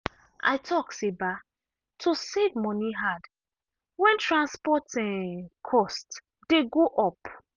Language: Nigerian Pidgin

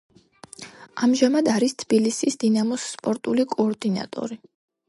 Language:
Georgian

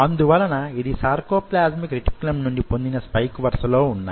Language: Telugu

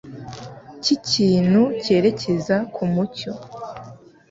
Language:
Kinyarwanda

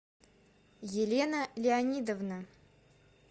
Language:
Russian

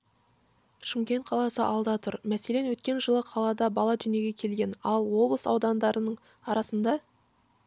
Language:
Kazakh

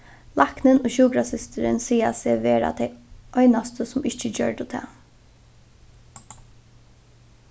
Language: Faroese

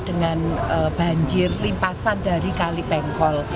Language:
Indonesian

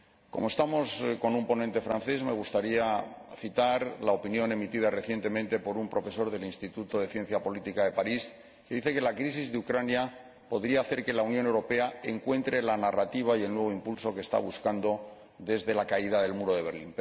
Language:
Spanish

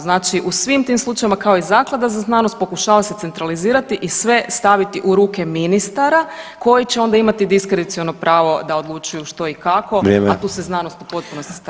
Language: Croatian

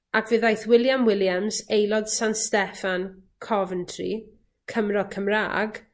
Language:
Welsh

